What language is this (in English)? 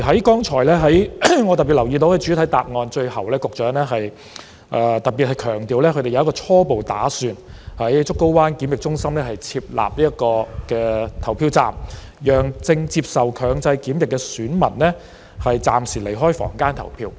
Cantonese